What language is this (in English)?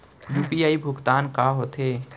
Chhattisgarhi